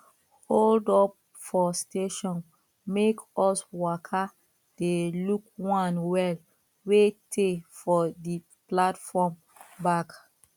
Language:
Nigerian Pidgin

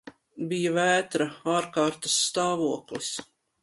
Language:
Latvian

